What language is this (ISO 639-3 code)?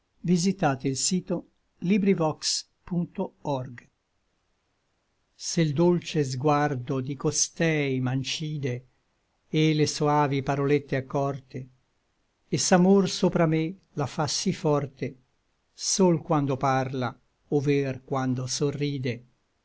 ita